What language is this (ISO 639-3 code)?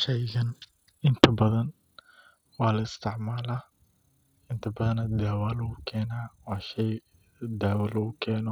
som